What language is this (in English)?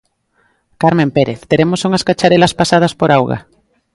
Galician